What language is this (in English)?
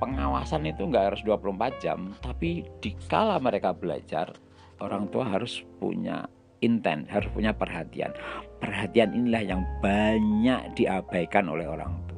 Indonesian